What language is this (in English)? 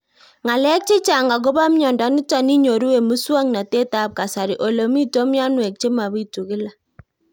Kalenjin